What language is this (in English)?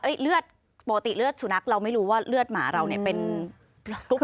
Thai